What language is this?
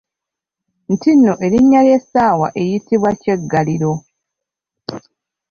Ganda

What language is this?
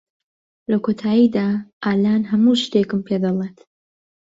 Central Kurdish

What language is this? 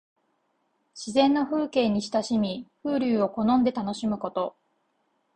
Japanese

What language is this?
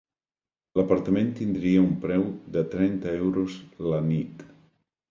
Catalan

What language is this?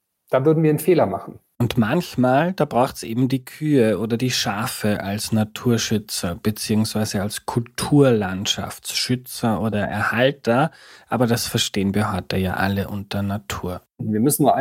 German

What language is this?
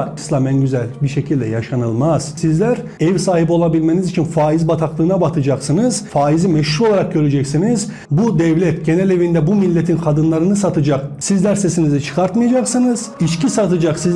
Turkish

